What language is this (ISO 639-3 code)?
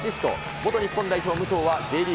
jpn